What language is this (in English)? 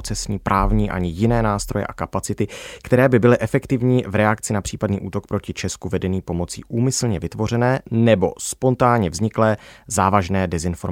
Czech